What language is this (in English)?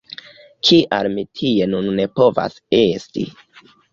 Esperanto